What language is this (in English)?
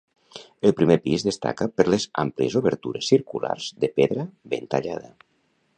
Catalan